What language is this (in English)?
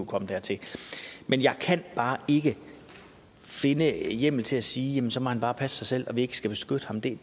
Danish